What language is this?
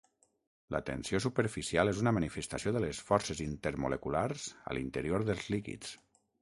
Catalan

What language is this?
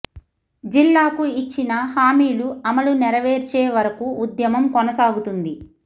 Telugu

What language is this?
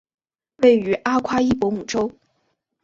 Chinese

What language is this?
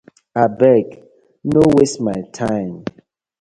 Nigerian Pidgin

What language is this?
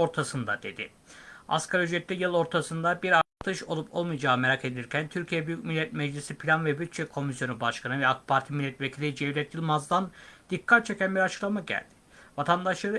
Turkish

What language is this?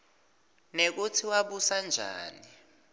Swati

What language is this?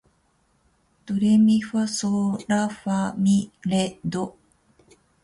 Japanese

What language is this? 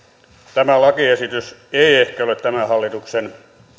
Finnish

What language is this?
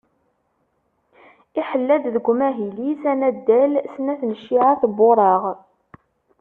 Kabyle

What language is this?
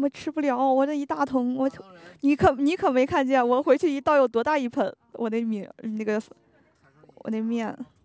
Chinese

